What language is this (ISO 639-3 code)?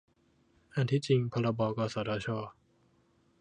tha